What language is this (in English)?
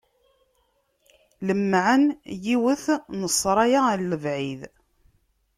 Kabyle